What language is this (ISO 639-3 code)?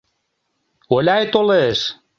chm